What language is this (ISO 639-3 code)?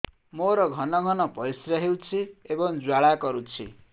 ori